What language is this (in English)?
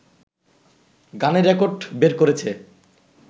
Bangla